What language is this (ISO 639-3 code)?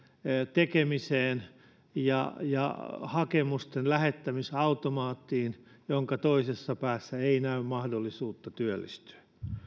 fin